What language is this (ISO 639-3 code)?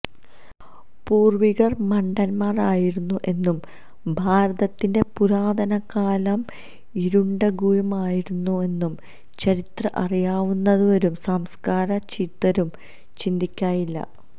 mal